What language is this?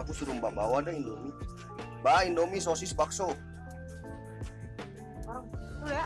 Indonesian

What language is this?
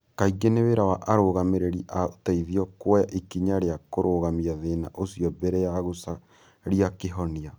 Kikuyu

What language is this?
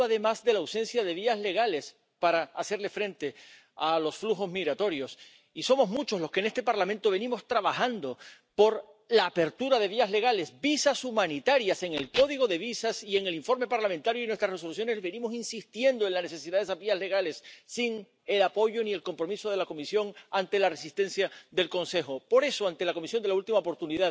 Romanian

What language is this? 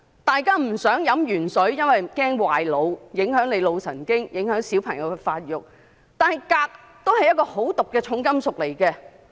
Cantonese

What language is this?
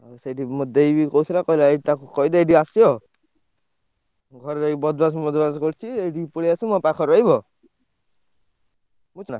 Odia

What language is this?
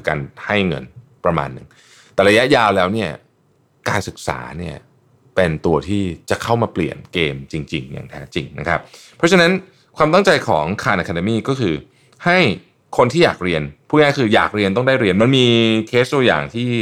Thai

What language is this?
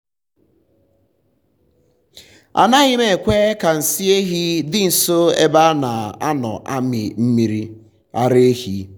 Igbo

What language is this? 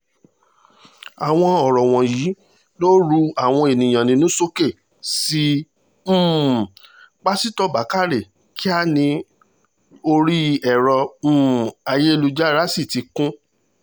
Yoruba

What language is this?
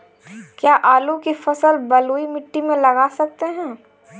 Hindi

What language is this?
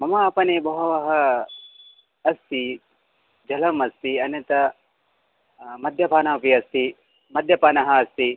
Sanskrit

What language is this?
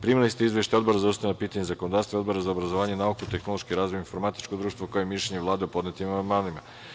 Serbian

